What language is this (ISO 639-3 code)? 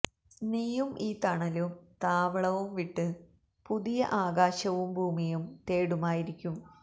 mal